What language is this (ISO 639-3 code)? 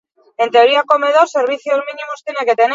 eus